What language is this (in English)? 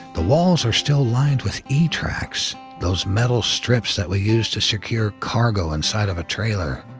English